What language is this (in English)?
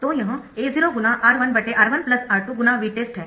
Hindi